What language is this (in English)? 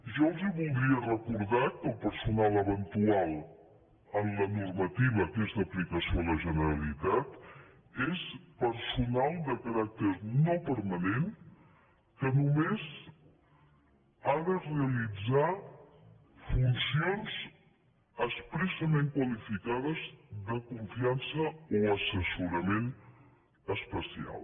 Catalan